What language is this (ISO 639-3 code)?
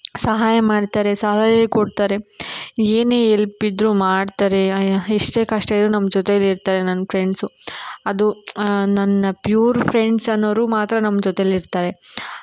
kan